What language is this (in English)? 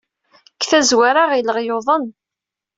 Kabyle